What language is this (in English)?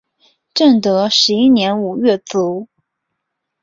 Chinese